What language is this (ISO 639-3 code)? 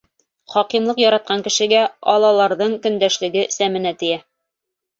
bak